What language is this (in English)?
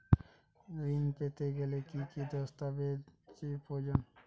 Bangla